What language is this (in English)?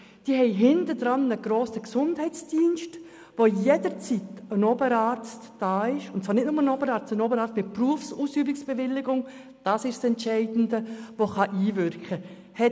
Swiss German